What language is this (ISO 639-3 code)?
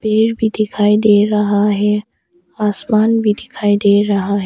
hin